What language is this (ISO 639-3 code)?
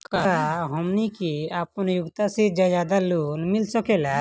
bho